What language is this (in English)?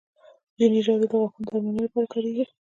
Pashto